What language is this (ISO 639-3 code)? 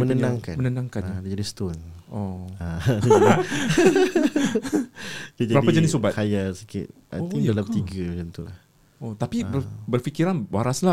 msa